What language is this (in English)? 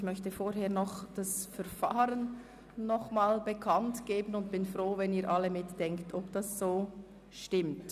Swiss German